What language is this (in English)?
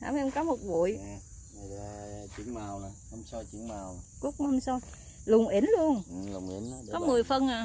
Vietnamese